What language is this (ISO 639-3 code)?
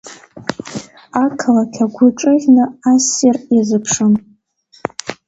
abk